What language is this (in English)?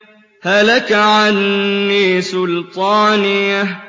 Arabic